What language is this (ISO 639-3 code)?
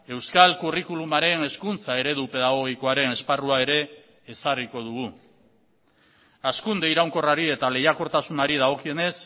eus